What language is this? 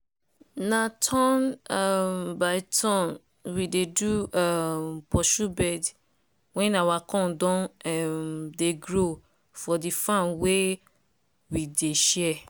Nigerian Pidgin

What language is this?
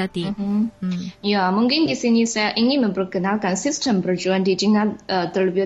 Malay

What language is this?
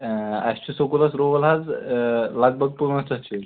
Kashmiri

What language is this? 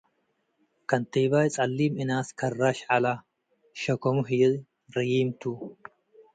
Tigre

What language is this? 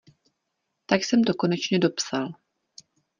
Czech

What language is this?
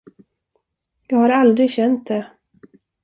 Swedish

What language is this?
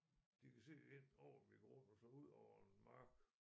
Danish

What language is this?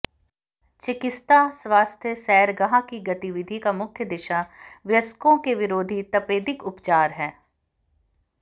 Hindi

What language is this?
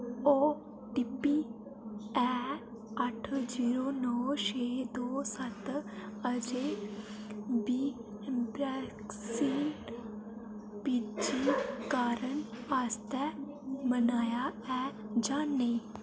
Dogri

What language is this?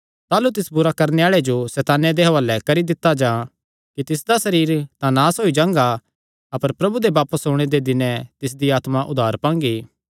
Kangri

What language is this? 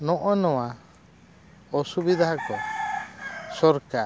Santali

